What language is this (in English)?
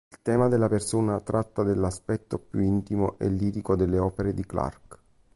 Italian